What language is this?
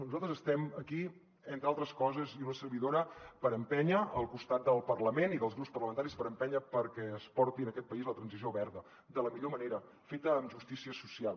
Catalan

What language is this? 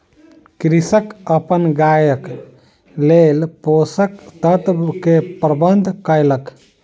Maithili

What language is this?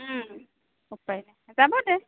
Assamese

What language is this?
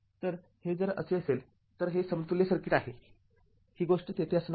Marathi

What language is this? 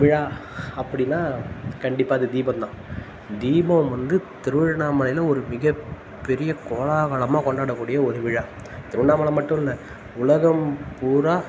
Tamil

